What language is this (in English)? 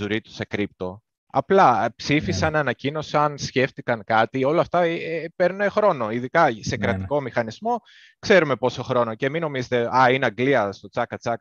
Greek